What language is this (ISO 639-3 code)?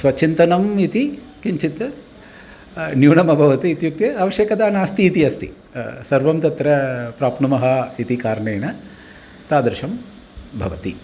san